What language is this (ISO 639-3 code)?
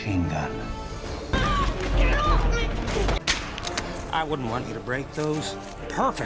tha